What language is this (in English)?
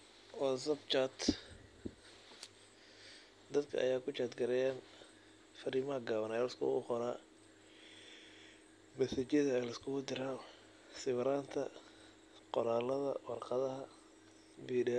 Somali